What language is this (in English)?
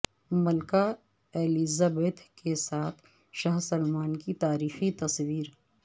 Urdu